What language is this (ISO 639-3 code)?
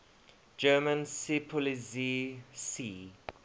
eng